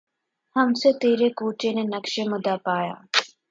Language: Urdu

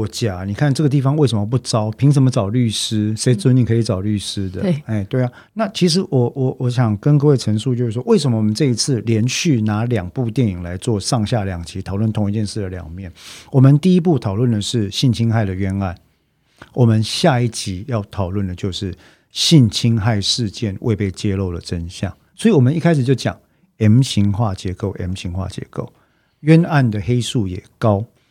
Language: Chinese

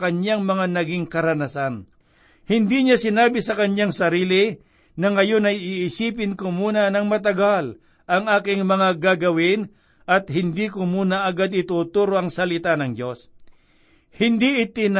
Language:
Filipino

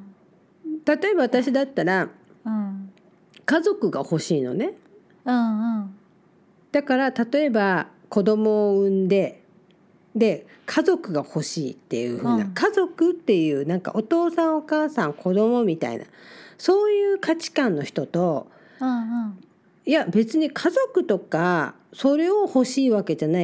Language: Japanese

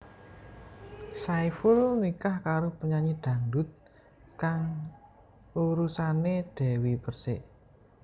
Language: Javanese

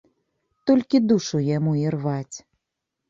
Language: Belarusian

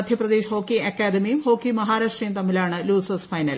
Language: Malayalam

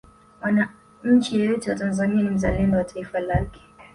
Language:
Swahili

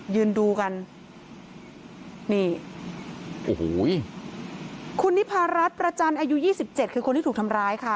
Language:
Thai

